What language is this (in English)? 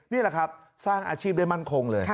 Thai